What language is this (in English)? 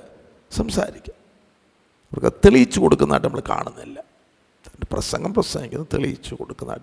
Malayalam